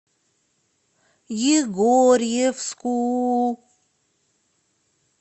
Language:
Russian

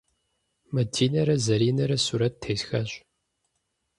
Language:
Kabardian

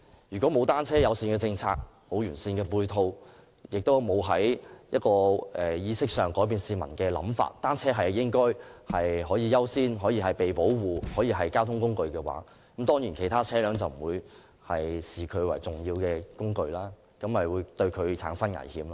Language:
Cantonese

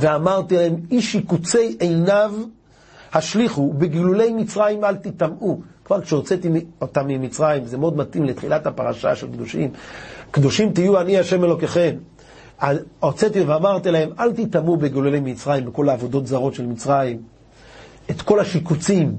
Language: Hebrew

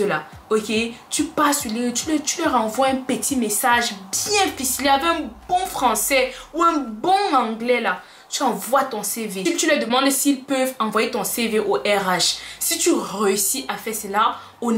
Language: French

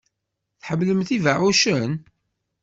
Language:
Kabyle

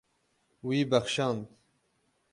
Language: Kurdish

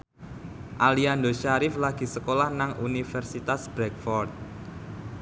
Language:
Javanese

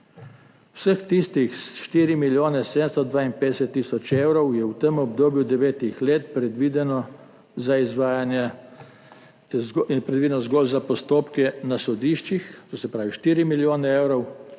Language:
Slovenian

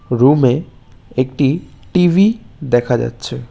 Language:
Bangla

